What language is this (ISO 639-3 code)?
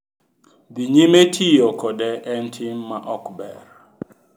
luo